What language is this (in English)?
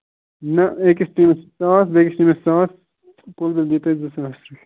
Kashmiri